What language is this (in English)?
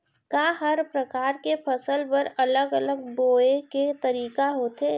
Chhattisgarhi